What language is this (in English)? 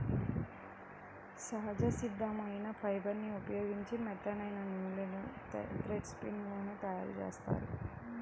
Telugu